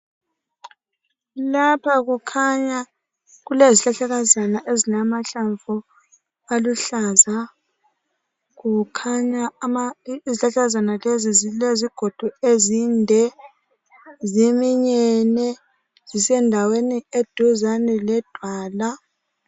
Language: North Ndebele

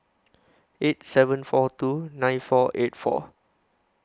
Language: English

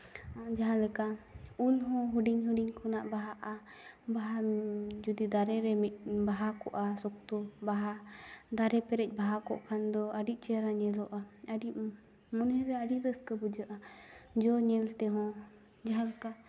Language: Santali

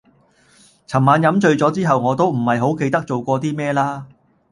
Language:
Cantonese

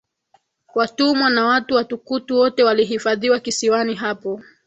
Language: Swahili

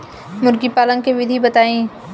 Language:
Bhojpuri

